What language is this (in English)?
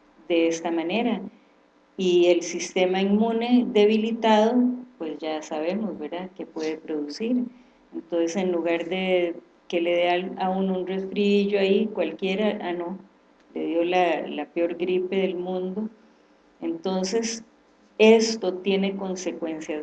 Spanish